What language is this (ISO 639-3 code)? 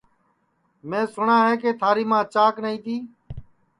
ssi